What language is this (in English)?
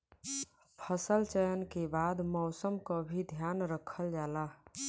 Bhojpuri